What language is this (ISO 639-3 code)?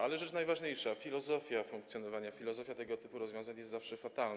pol